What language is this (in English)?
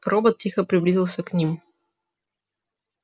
Russian